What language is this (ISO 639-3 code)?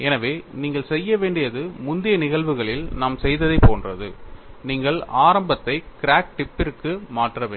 tam